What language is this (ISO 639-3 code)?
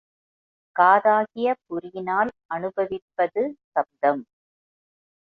tam